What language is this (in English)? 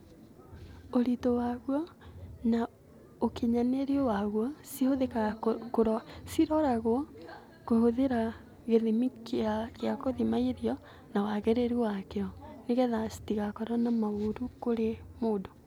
Kikuyu